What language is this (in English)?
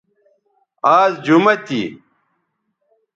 Bateri